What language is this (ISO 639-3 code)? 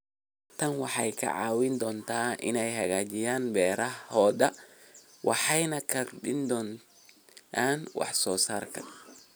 som